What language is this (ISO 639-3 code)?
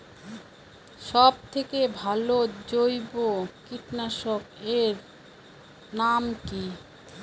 ben